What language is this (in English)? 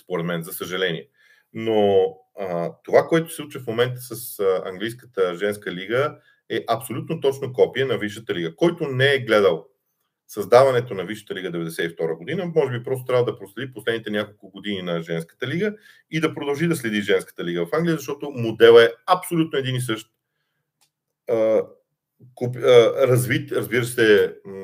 Bulgarian